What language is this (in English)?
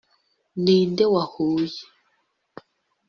Kinyarwanda